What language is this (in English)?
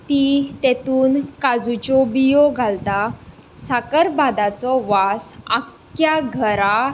Konkani